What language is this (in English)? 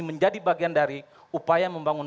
Indonesian